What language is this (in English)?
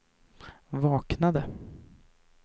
Swedish